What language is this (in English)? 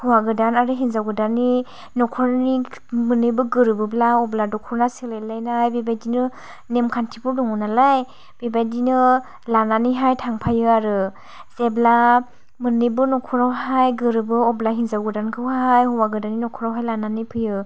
Bodo